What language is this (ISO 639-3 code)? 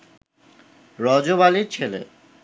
ben